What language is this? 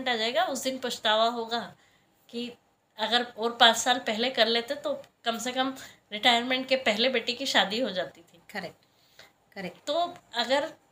Hindi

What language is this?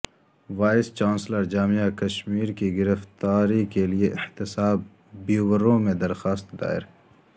Urdu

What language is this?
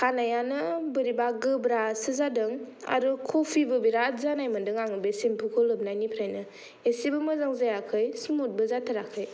Bodo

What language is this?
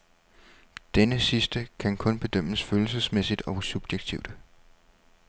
Danish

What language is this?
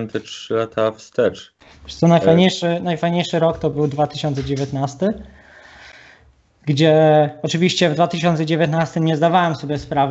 Polish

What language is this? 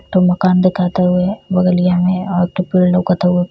Bhojpuri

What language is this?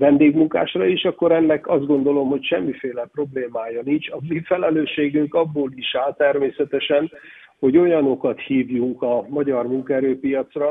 Hungarian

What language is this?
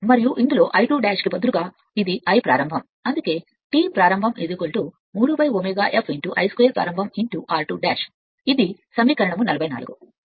Telugu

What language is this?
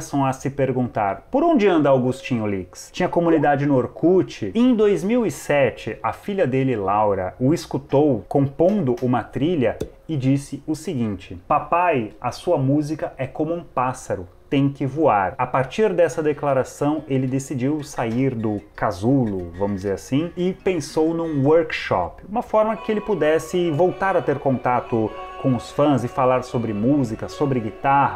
Portuguese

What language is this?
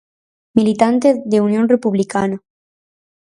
Galician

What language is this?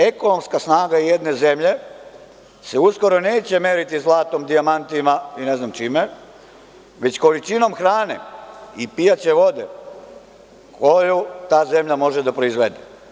Serbian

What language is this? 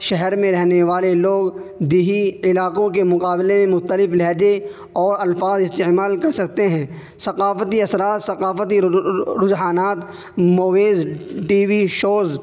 Urdu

